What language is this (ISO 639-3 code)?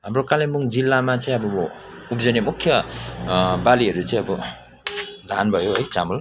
nep